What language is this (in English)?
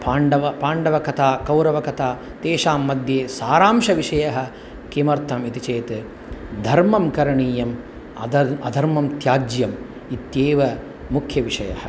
Sanskrit